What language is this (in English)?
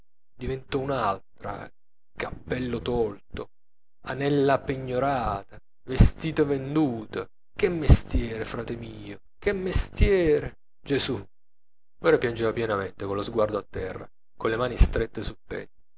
Italian